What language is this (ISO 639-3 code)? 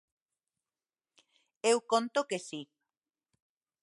glg